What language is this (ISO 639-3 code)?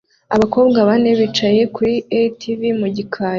kin